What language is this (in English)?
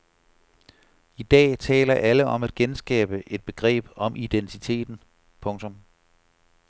Danish